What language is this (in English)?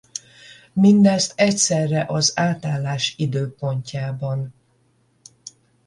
Hungarian